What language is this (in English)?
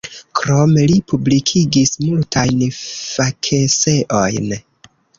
Esperanto